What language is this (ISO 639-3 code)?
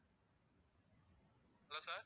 tam